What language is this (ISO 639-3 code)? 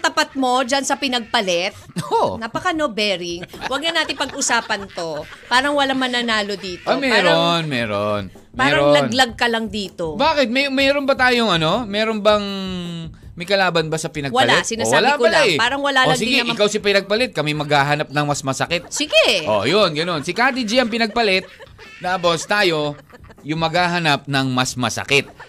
fil